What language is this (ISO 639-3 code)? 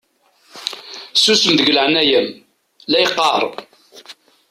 kab